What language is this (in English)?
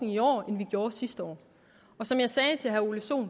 Danish